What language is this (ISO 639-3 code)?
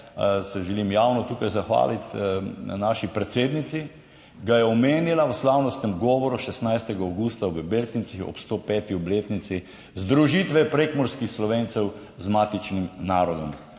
slv